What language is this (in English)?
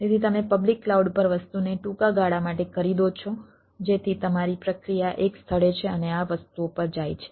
Gujarati